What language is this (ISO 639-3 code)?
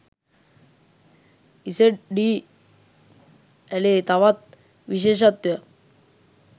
sin